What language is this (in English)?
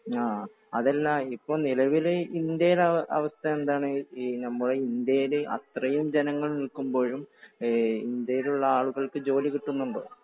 Malayalam